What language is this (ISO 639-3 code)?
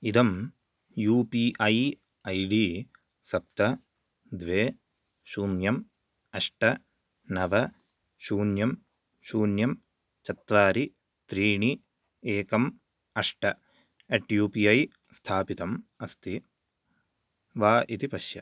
san